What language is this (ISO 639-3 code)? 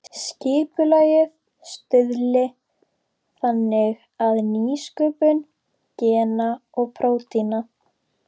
isl